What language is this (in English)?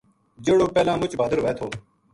Gujari